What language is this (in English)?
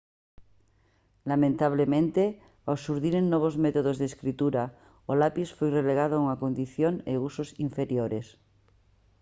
Galician